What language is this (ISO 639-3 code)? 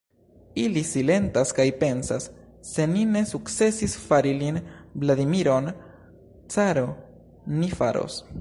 epo